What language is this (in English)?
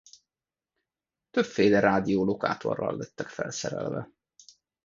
Hungarian